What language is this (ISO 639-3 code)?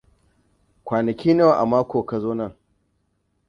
hau